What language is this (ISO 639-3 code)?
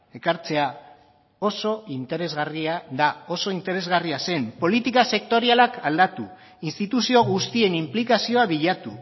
eus